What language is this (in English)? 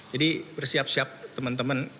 Indonesian